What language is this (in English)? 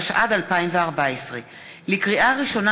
Hebrew